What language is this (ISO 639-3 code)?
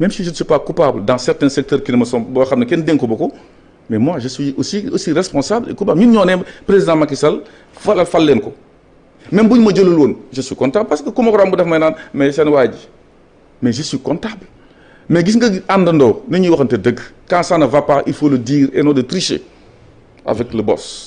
fra